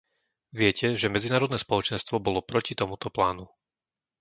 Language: Slovak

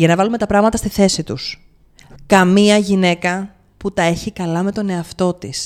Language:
Greek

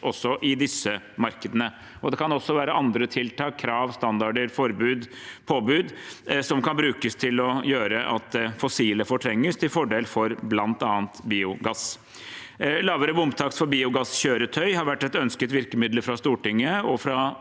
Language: Norwegian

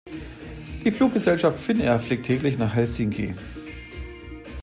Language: German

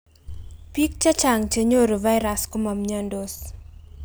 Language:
Kalenjin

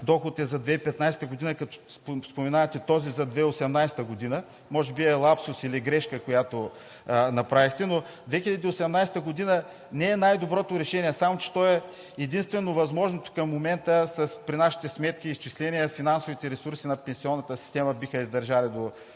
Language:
Bulgarian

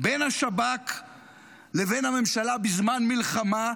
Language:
Hebrew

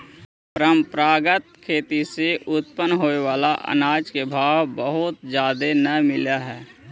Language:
Magahi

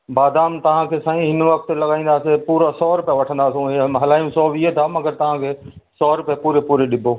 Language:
Sindhi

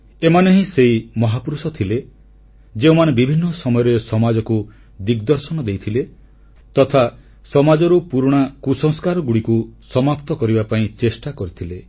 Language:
Odia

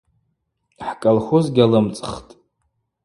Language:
Abaza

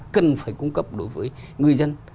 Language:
Vietnamese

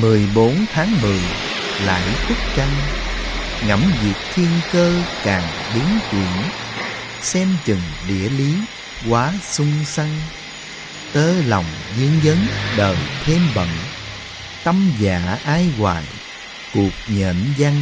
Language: Vietnamese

